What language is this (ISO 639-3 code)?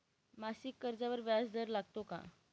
mar